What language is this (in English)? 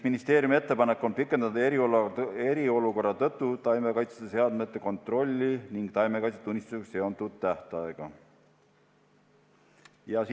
Estonian